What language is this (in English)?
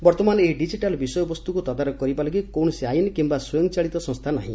Odia